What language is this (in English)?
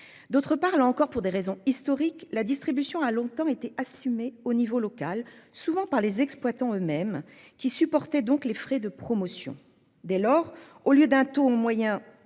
French